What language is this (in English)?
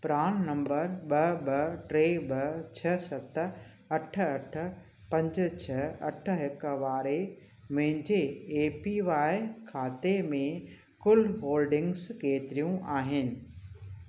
Sindhi